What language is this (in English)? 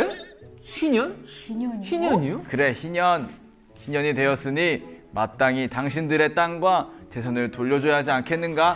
Korean